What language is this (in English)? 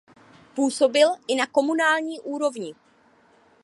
Czech